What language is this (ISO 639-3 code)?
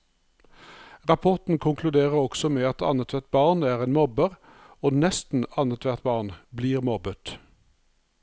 nor